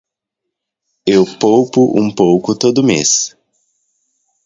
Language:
Portuguese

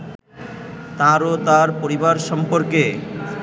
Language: Bangla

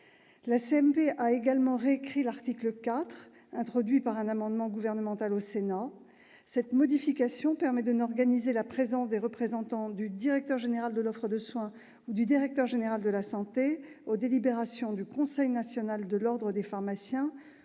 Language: French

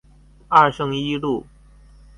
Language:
Chinese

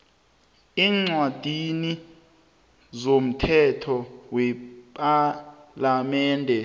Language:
South Ndebele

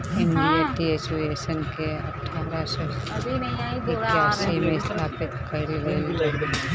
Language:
Bhojpuri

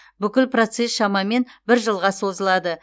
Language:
Kazakh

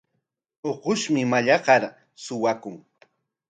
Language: Corongo Ancash Quechua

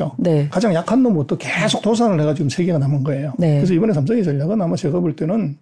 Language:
Korean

